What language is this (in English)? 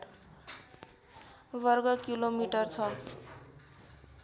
Nepali